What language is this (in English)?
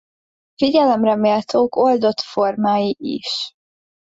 Hungarian